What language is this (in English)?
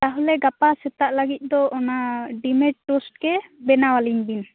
Santali